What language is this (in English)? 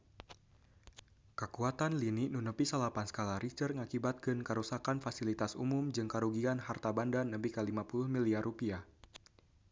Sundanese